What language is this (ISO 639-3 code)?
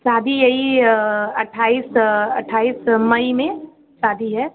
hin